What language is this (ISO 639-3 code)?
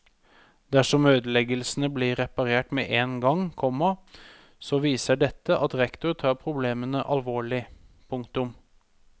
nor